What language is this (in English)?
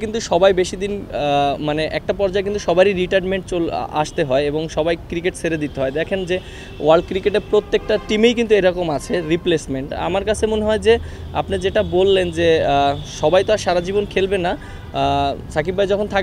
Bangla